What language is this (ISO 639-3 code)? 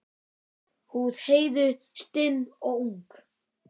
isl